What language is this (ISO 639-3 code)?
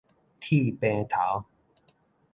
nan